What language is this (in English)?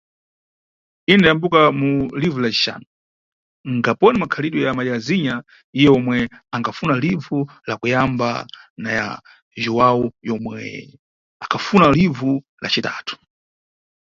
Nyungwe